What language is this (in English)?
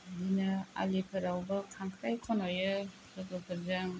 Bodo